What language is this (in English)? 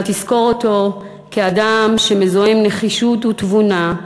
Hebrew